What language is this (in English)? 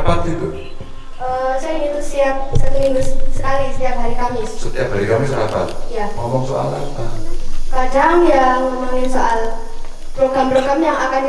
Indonesian